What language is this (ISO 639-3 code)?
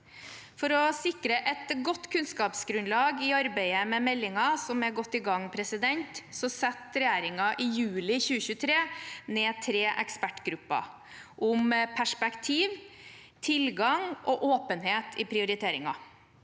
nor